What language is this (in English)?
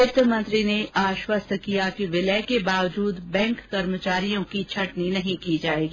Hindi